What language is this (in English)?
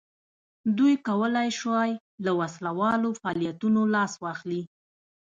Pashto